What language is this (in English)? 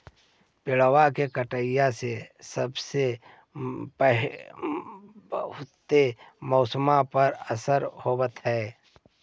Magahi